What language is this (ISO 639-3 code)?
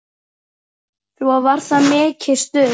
isl